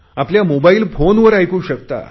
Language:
Marathi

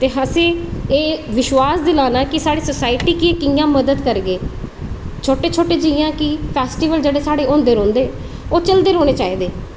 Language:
Dogri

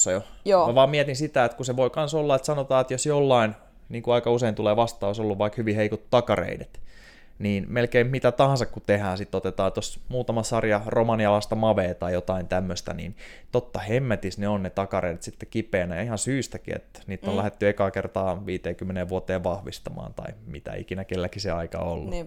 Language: Finnish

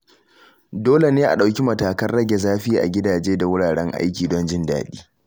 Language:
Hausa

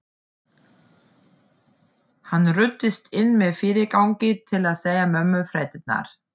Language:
Icelandic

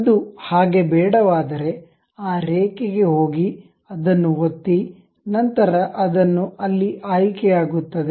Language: Kannada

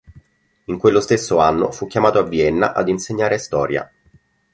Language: Italian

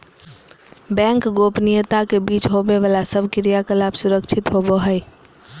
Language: Magahi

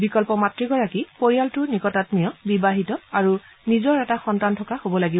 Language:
Assamese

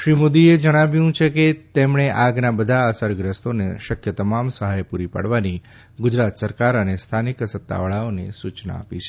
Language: Gujarati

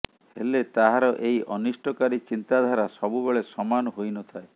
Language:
Odia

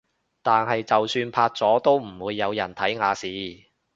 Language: Cantonese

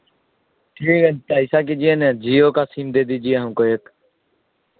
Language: Urdu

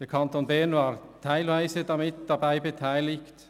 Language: Swiss German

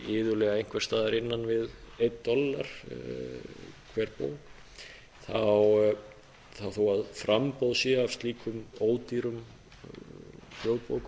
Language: Icelandic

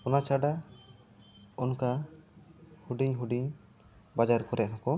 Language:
Santali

